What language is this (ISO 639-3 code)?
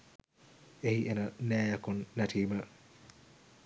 sin